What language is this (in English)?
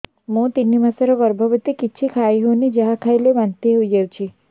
Odia